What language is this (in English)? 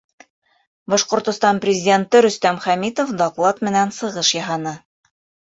Bashkir